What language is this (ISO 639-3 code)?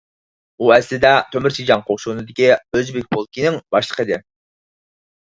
uig